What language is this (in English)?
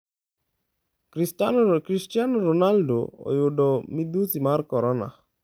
Luo (Kenya and Tanzania)